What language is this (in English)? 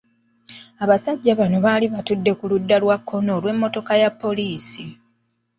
Ganda